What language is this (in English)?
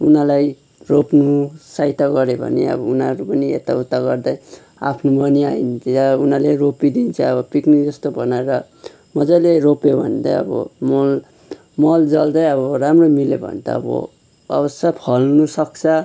Nepali